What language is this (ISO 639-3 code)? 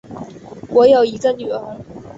zho